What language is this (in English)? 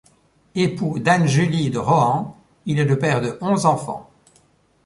French